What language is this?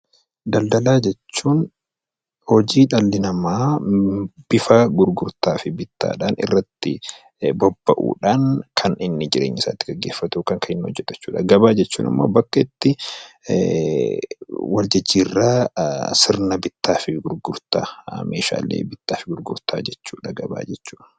Oromo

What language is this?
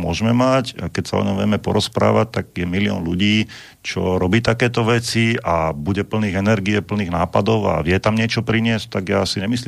Slovak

